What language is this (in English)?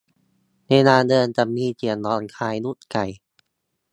Thai